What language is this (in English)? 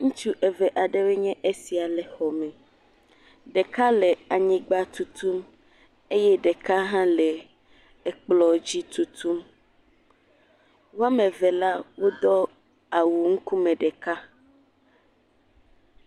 Ewe